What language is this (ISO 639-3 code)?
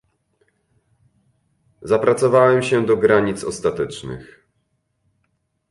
pol